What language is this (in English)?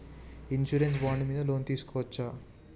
Telugu